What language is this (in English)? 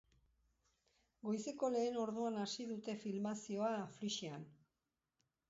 Basque